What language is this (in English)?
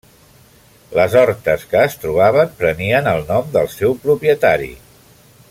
Catalan